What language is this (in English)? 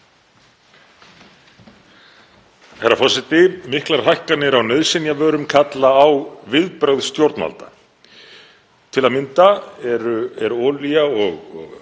Icelandic